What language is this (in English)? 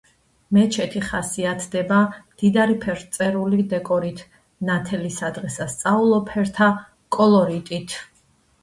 Georgian